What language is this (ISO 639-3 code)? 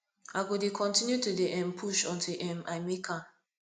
pcm